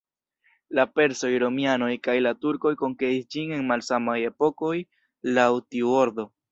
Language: Esperanto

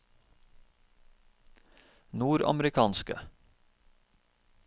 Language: Norwegian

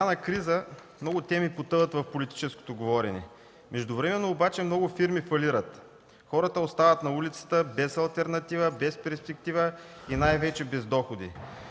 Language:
Bulgarian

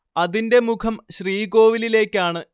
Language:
Malayalam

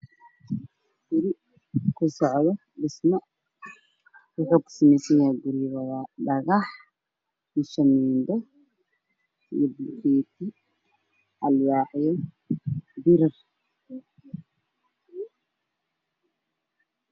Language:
Somali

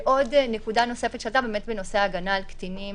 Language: Hebrew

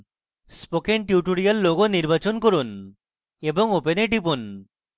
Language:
Bangla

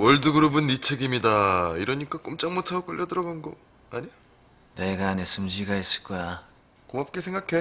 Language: Korean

